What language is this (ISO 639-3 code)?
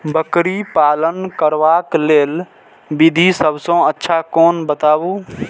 mai